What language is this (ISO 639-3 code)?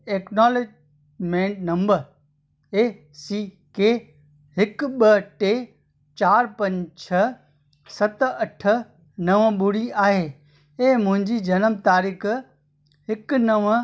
snd